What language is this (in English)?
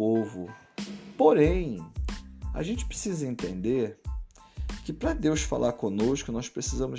Portuguese